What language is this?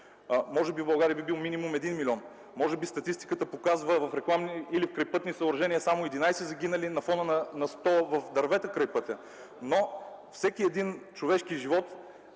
Bulgarian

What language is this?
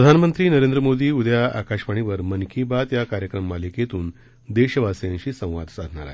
Marathi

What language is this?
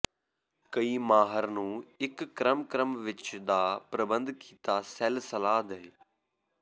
Punjabi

